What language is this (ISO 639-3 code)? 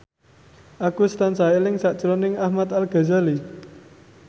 jav